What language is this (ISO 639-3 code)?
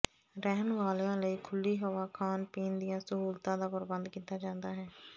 pan